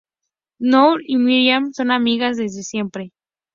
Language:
Spanish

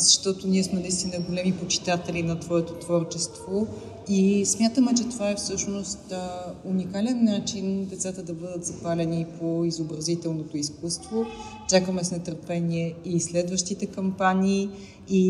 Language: Bulgarian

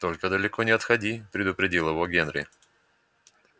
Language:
Russian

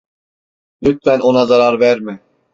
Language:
Turkish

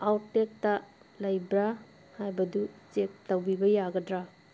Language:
Manipuri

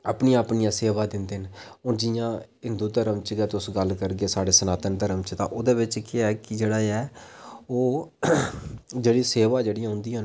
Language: Dogri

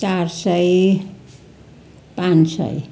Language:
Nepali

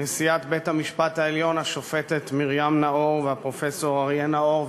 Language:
Hebrew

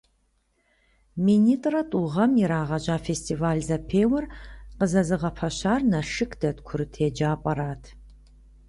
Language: Kabardian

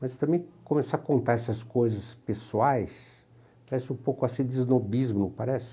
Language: Portuguese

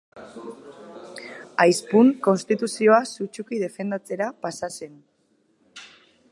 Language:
Basque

